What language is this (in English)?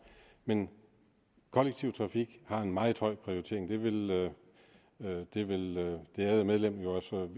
Danish